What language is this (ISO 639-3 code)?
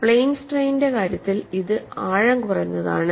mal